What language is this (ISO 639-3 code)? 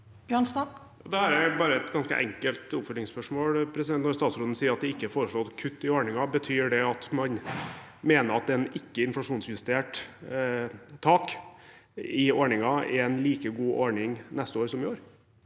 nor